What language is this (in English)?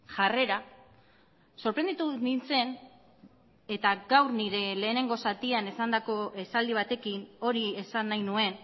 Basque